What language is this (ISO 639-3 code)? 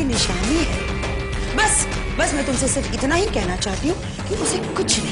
hin